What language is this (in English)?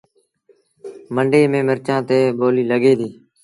Sindhi Bhil